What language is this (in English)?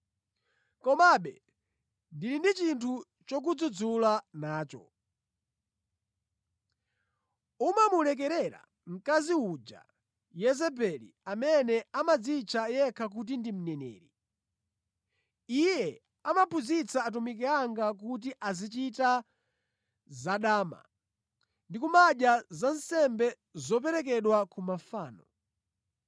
Nyanja